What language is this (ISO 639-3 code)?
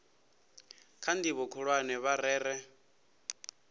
ven